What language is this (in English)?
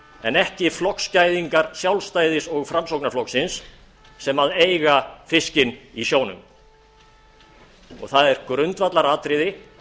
Icelandic